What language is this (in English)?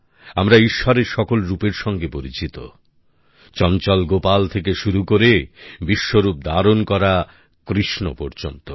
Bangla